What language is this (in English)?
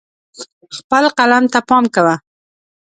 Pashto